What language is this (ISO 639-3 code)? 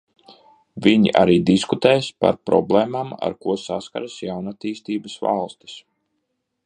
lav